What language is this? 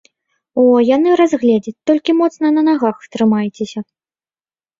Belarusian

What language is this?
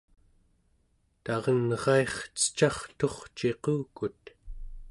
Central Yupik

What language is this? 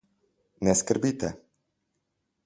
Slovenian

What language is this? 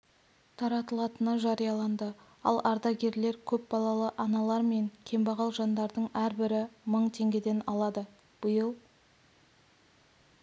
Kazakh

